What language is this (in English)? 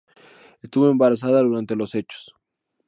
Spanish